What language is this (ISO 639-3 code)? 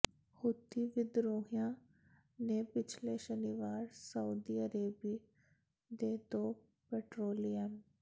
pan